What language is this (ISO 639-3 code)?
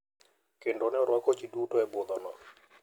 luo